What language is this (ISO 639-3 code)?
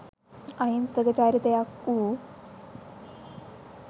sin